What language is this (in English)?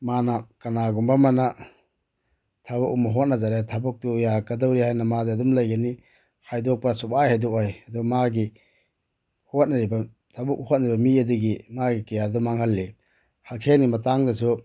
Manipuri